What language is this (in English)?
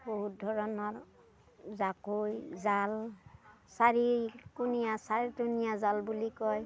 Assamese